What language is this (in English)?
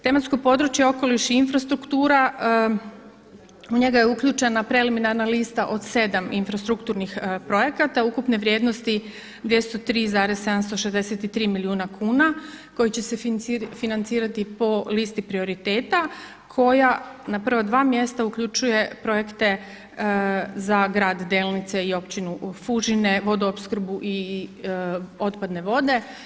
Croatian